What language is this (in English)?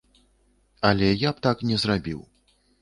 Belarusian